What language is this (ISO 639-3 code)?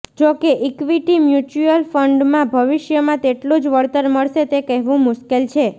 guj